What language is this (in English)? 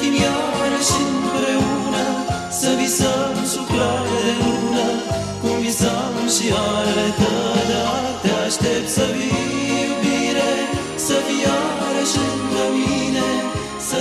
Romanian